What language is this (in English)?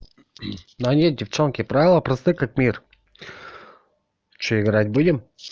Russian